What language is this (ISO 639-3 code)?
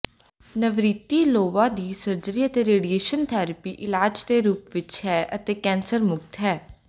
pan